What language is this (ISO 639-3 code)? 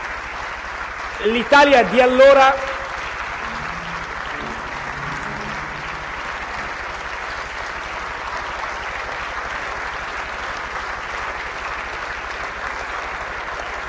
ita